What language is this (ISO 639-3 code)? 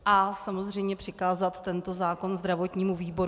ces